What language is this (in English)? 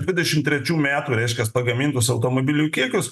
Lithuanian